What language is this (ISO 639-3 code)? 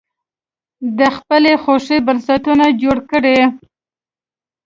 pus